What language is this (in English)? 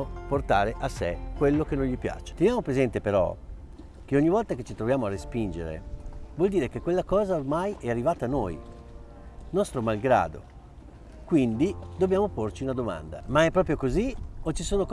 Italian